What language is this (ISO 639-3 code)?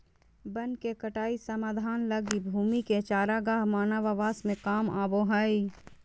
mag